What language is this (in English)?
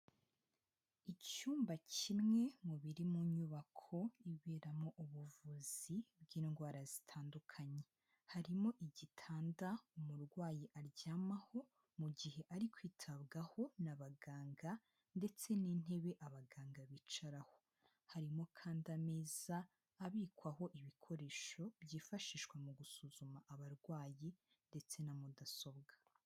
Kinyarwanda